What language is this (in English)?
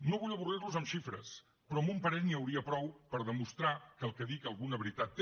Catalan